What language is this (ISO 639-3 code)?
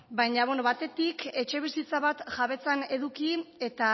eus